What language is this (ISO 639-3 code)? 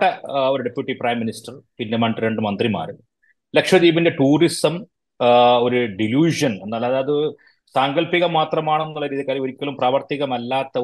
mal